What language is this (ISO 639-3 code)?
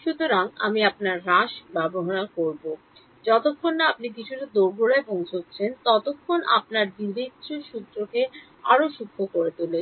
ben